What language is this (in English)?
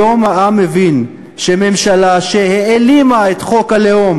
Hebrew